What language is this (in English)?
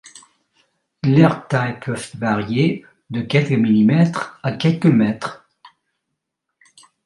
French